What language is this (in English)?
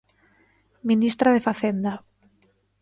Galician